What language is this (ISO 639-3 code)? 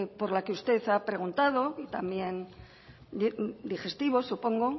spa